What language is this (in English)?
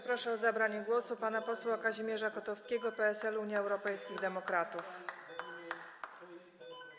Polish